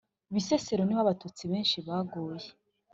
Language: Kinyarwanda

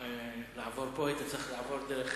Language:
Hebrew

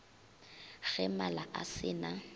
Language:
Northern Sotho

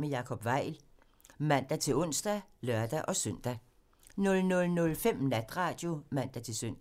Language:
Danish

